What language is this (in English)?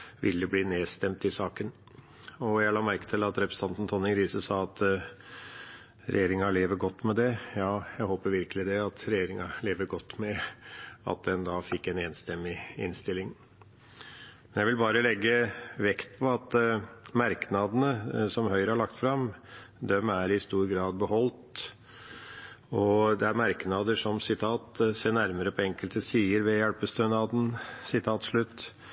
Norwegian Bokmål